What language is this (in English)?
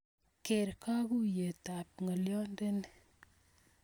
Kalenjin